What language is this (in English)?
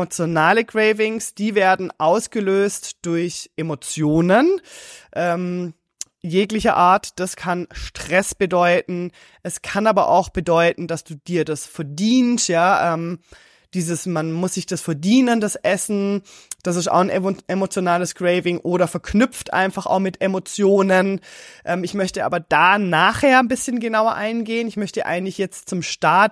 German